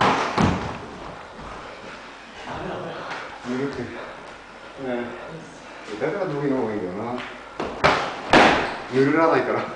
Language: Japanese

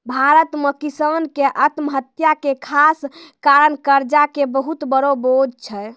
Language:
Maithili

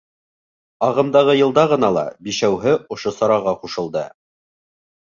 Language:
Bashkir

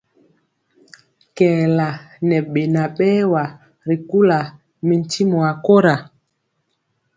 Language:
Mpiemo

